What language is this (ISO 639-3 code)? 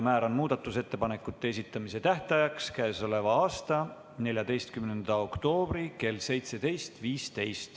est